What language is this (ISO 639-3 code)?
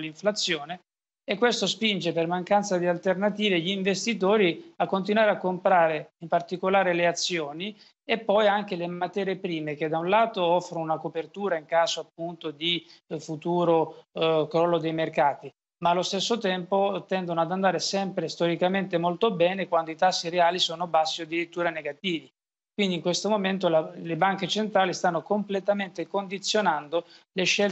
ita